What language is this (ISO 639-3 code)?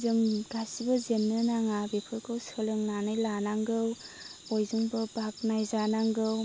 brx